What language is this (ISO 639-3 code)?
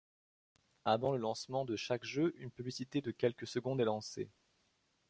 fra